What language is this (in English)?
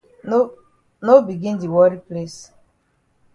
Cameroon Pidgin